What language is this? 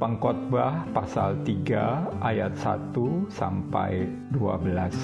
Indonesian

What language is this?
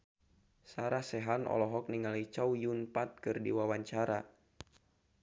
Sundanese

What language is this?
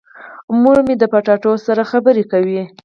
Pashto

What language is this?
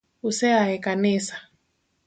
Luo (Kenya and Tanzania)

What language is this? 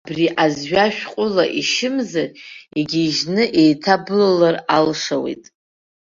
Abkhazian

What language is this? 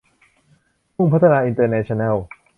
Thai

